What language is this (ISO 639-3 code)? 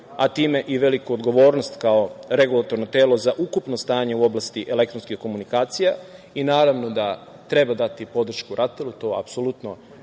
srp